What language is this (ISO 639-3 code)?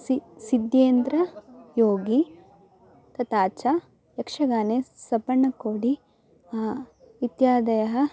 san